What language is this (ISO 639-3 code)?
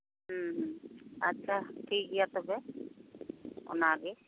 sat